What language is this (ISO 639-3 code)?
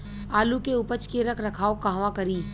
bho